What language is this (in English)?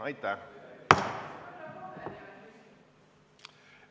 Estonian